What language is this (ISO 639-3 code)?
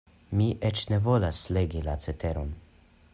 epo